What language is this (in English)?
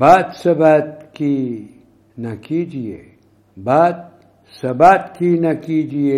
Urdu